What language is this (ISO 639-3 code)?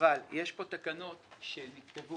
heb